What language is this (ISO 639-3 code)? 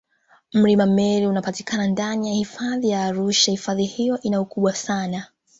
swa